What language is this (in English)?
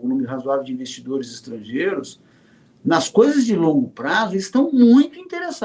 Portuguese